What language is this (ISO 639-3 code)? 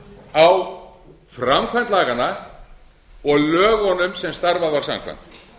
isl